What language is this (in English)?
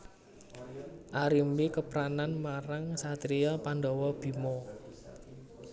Javanese